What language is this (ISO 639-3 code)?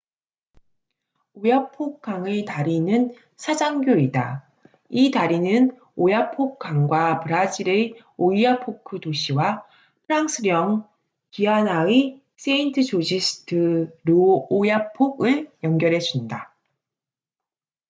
kor